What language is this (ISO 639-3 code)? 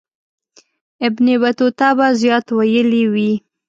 pus